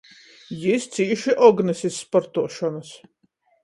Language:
Latgalian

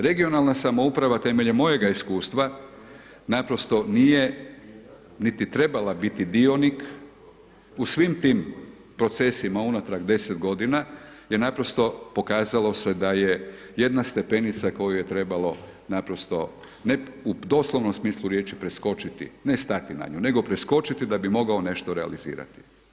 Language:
Croatian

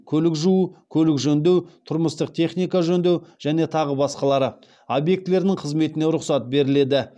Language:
Kazakh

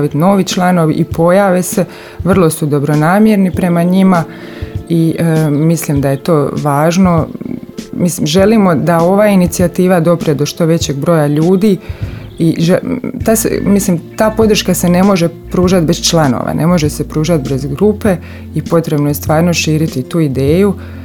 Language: Croatian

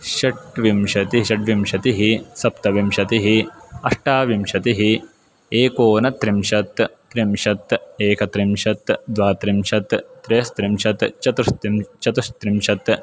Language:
Sanskrit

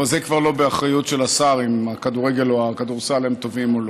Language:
Hebrew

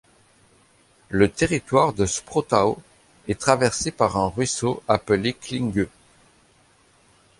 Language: French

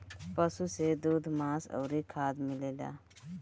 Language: Bhojpuri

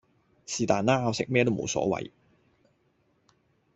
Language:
Cantonese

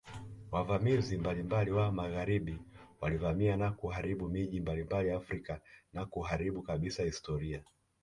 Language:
Swahili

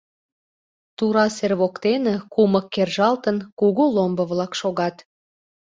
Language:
Mari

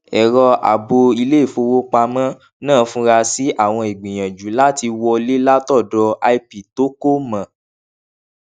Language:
Yoruba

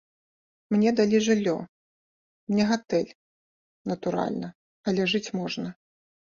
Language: Belarusian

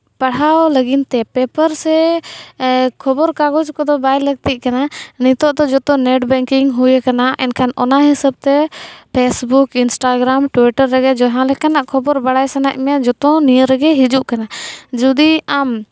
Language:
Santali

